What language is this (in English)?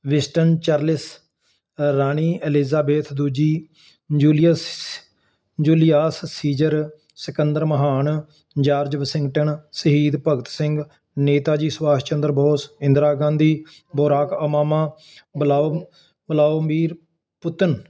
Punjabi